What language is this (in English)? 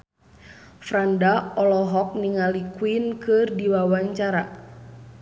Sundanese